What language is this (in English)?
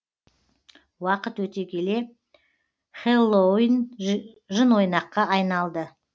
Kazakh